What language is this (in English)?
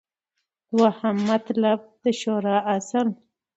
Pashto